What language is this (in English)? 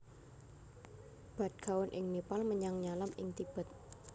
Javanese